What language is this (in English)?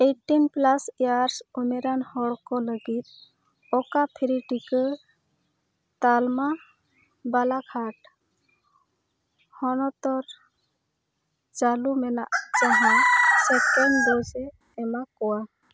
Santali